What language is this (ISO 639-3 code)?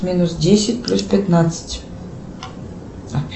rus